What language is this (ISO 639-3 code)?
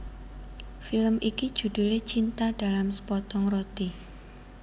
jav